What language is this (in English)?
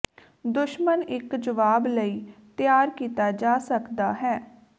Punjabi